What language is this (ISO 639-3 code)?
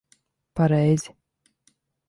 lav